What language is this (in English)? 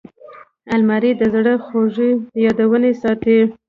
Pashto